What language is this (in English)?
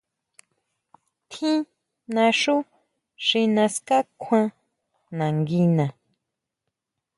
Huautla Mazatec